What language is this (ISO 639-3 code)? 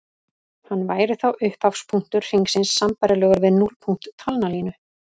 isl